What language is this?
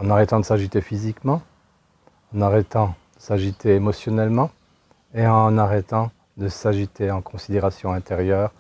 French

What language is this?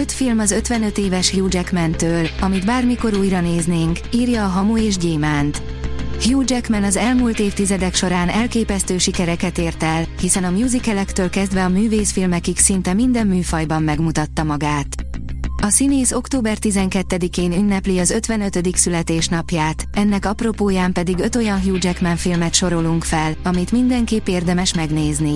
Hungarian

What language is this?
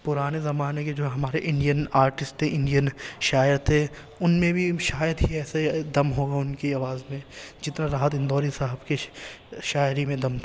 Urdu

